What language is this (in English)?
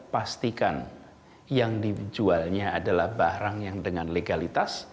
Indonesian